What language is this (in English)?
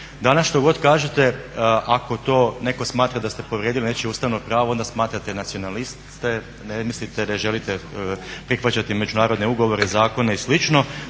Croatian